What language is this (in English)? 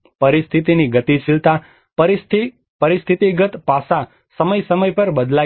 Gujarati